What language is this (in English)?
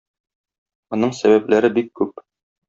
Tatar